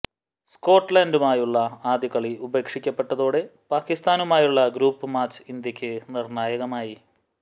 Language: Malayalam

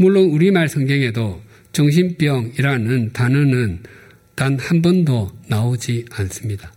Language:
Korean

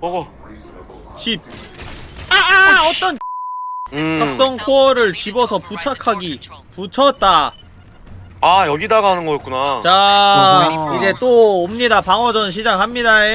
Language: Korean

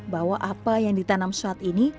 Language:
Indonesian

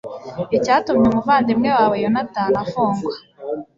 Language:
Kinyarwanda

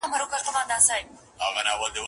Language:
Pashto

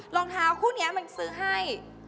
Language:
Thai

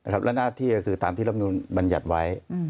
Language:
Thai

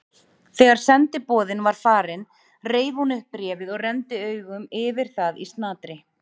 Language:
Icelandic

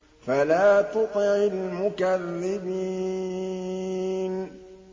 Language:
Arabic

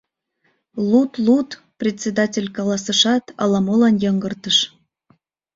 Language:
Mari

